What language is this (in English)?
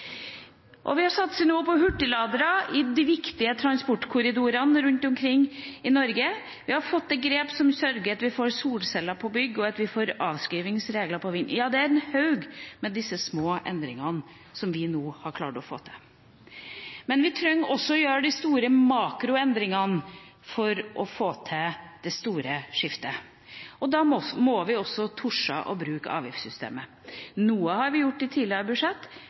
Norwegian Bokmål